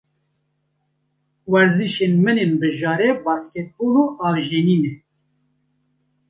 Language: Kurdish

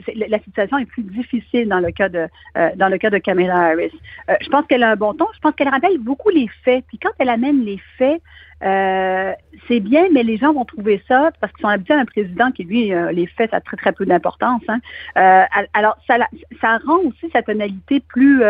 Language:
French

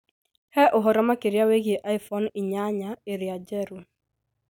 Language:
Kikuyu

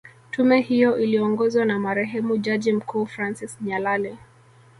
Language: Swahili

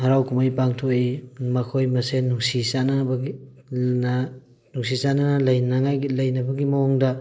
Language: Manipuri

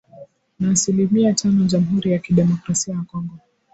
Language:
Swahili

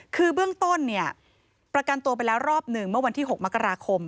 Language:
Thai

